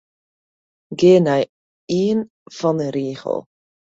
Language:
Western Frisian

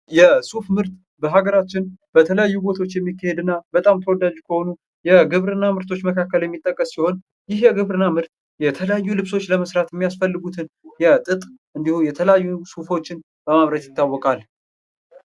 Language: Amharic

